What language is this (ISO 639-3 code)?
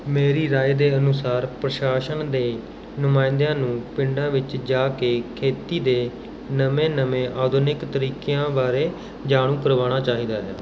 pan